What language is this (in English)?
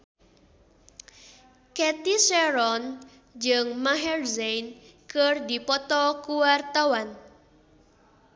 Sundanese